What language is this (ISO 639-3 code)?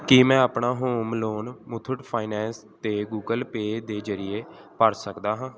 pan